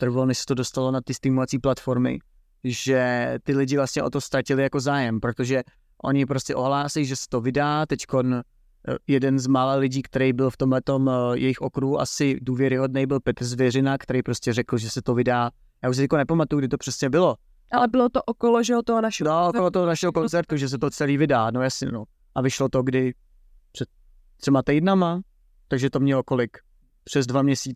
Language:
Czech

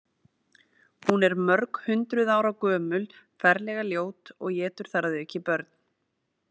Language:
Icelandic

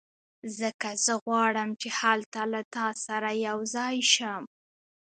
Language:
Pashto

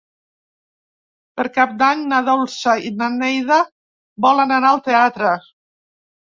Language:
Catalan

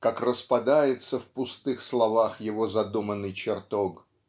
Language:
Russian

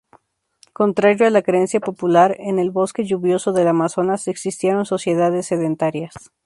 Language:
Spanish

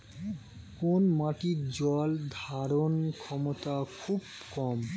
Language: Bangla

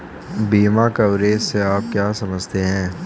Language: Hindi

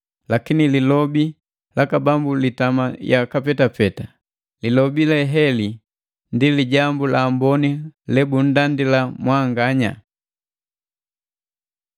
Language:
Matengo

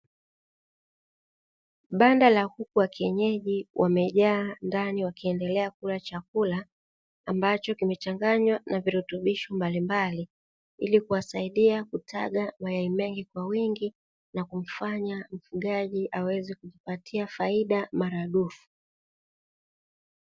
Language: Swahili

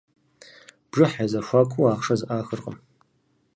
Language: Kabardian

